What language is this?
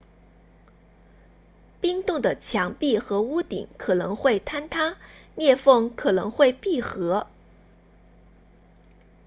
Chinese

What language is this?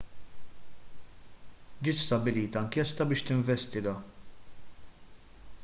Maltese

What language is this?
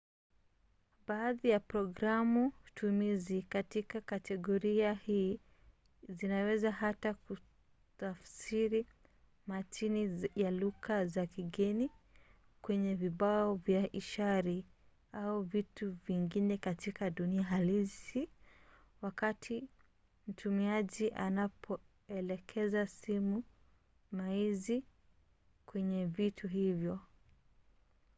Swahili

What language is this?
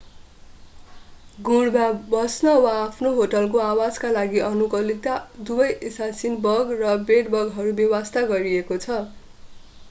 Nepali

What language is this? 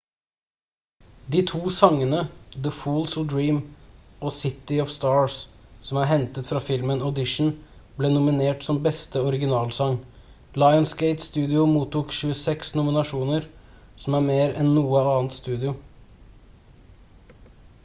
Norwegian Bokmål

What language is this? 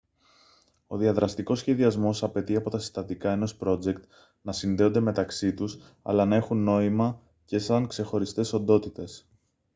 Greek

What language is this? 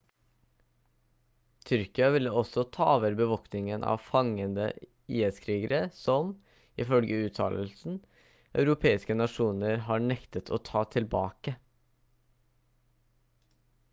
Norwegian Bokmål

